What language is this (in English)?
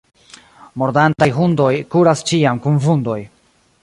Esperanto